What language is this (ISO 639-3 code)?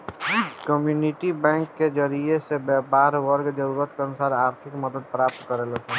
bho